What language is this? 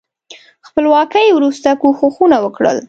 Pashto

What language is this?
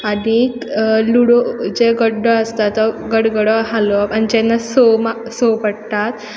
Konkani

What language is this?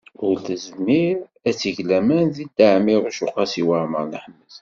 Kabyle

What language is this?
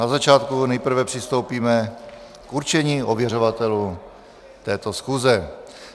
Czech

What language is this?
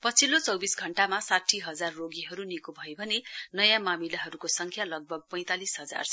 Nepali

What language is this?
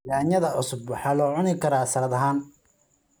Somali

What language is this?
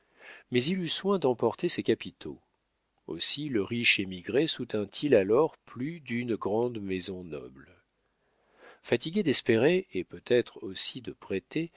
French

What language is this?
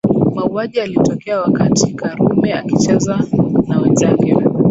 Swahili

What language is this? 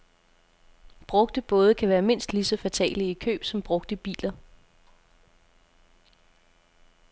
Danish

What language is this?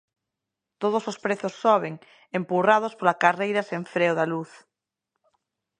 Galician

